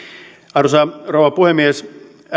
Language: Finnish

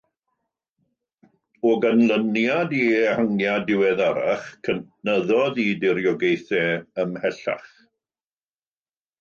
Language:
Welsh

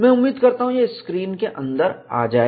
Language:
Hindi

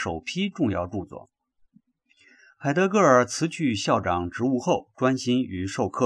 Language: Chinese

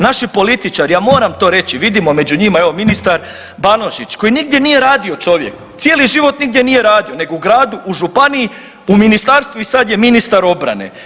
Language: Croatian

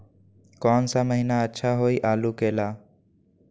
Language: Magahi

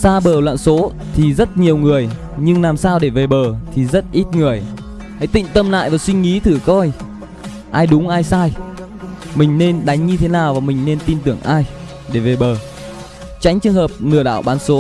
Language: Vietnamese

